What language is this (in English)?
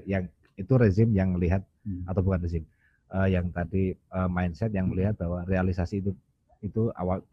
Indonesian